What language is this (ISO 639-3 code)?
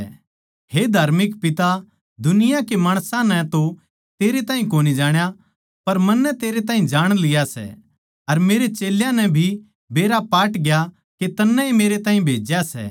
bgc